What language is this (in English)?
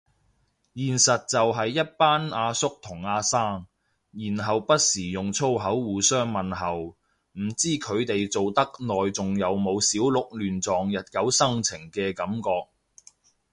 Cantonese